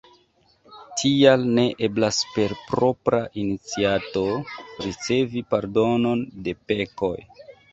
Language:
Esperanto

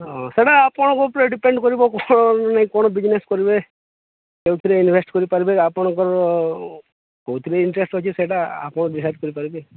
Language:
Odia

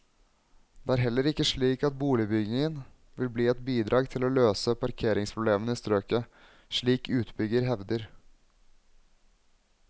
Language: Norwegian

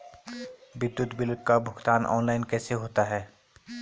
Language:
Hindi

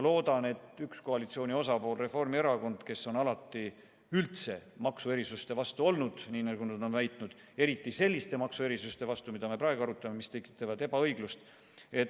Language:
Estonian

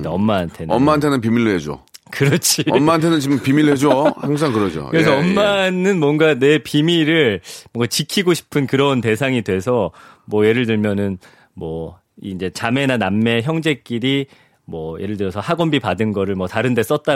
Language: Korean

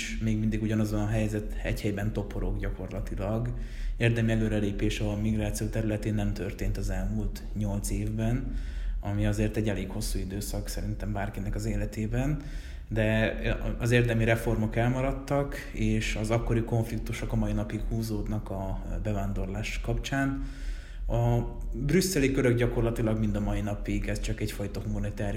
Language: Hungarian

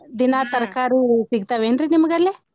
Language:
Kannada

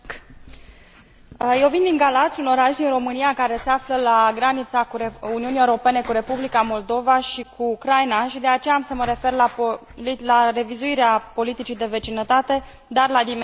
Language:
Romanian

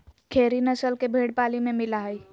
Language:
Magahi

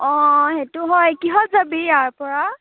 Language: Assamese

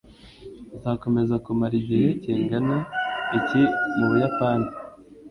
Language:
Kinyarwanda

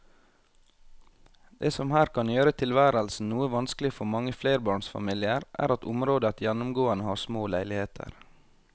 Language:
Norwegian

